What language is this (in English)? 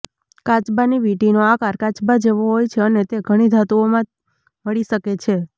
Gujarati